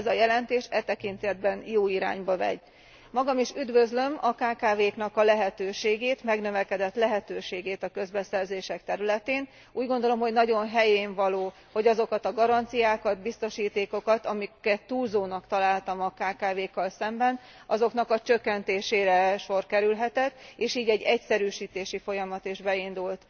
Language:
Hungarian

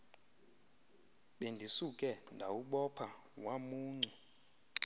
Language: Xhosa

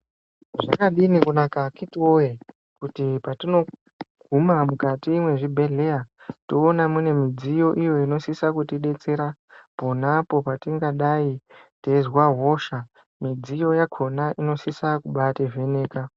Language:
Ndau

